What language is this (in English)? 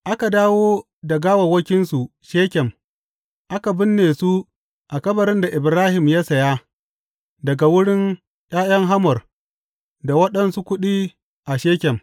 Hausa